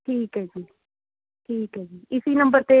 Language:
Punjabi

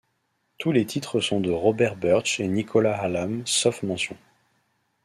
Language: French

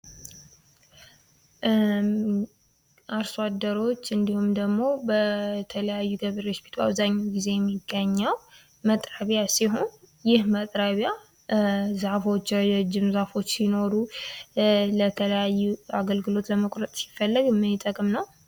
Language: Amharic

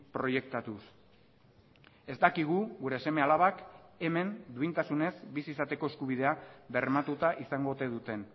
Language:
Basque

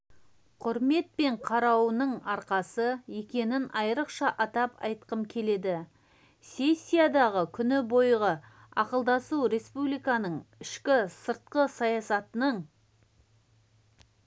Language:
Kazakh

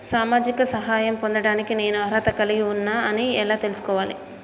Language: Telugu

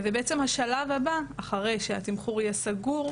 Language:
Hebrew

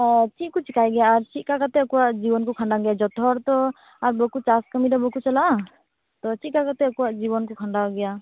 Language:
Santali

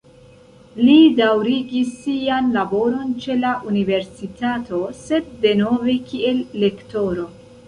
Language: Esperanto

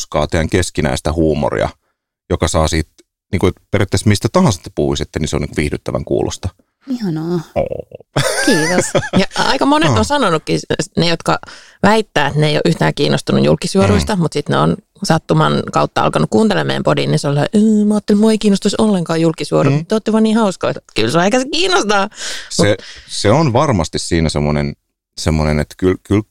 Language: Finnish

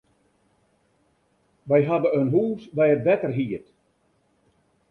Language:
Western Frisian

